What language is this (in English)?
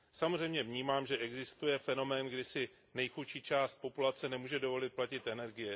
Czech